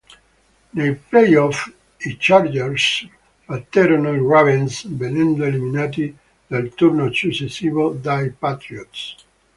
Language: Italian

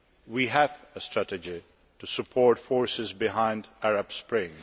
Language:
English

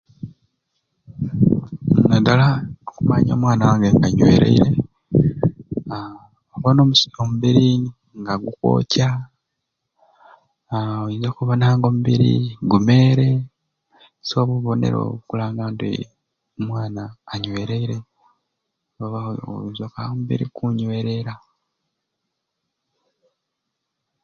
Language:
Ruuli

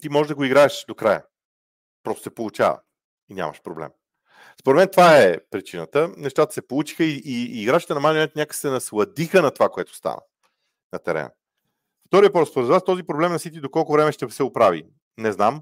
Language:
Bulgarian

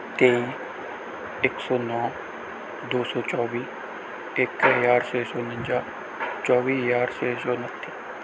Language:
Punjabi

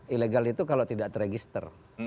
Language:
Indonesian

